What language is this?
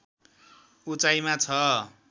Nepali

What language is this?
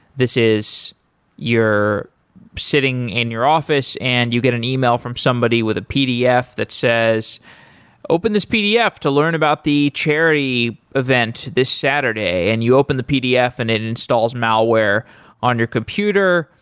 English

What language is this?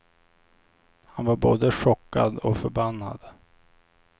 Swedish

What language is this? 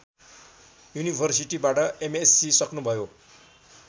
Nepali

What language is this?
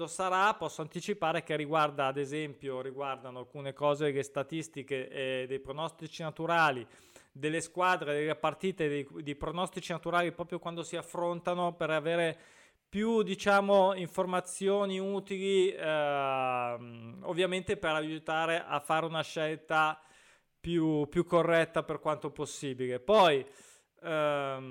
Italian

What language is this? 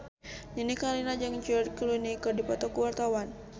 Sundanese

